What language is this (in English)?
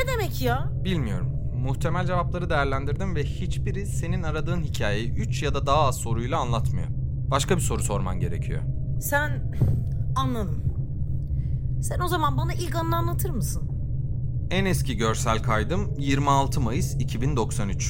Turkish